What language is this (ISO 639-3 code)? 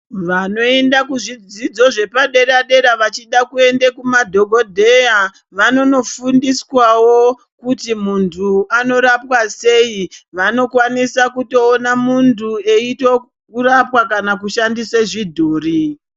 ndc